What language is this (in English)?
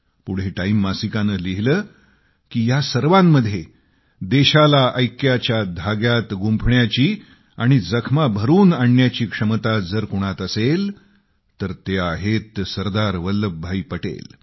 Marathi